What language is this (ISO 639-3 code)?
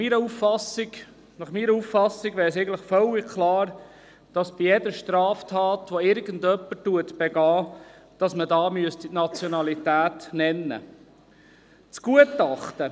gsw